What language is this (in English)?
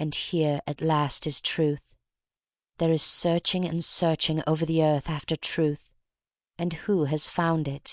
English